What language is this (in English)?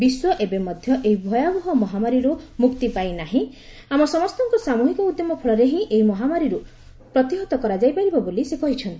Odia